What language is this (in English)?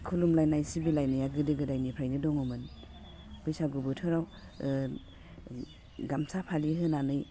Bodo